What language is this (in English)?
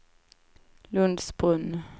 Swedish